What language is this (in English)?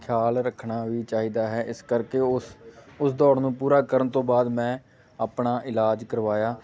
Punjabi